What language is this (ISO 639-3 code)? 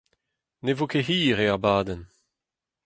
bre